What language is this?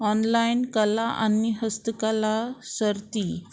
Konkani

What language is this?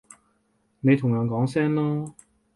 Cantonese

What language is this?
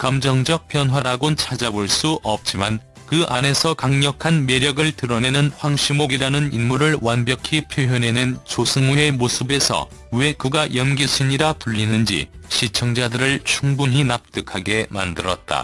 Korean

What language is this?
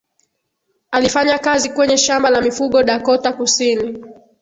Swahili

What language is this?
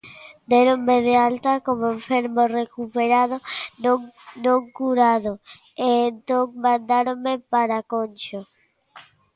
Galician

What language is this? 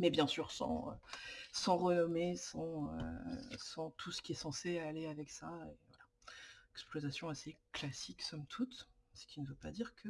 French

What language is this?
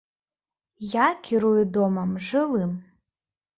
Belarusian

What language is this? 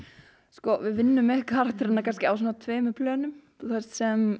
Icelandic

